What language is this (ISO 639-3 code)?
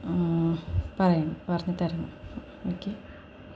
mal